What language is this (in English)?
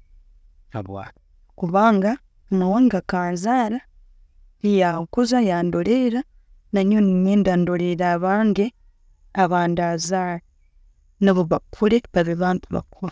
Tooro